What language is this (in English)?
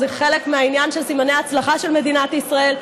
Hebrew